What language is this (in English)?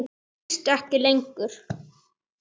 Icelandic